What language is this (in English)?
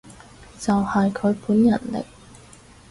Cantonese